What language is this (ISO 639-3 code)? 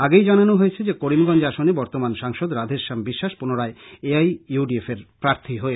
ben